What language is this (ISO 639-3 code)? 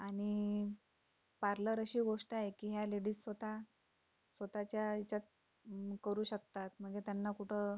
mar